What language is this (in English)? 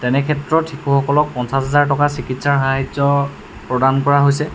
Assamese